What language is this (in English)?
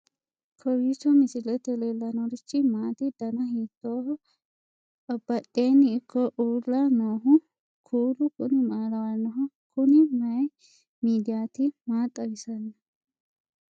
Sidamo